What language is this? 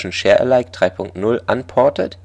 German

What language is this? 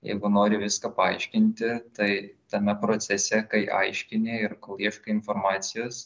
Lithuanian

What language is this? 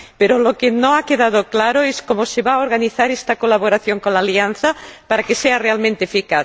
Spanish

